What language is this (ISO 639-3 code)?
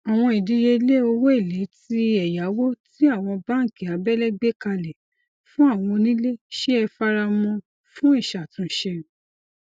yor